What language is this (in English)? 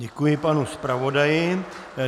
Czech